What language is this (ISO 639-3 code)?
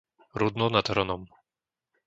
slk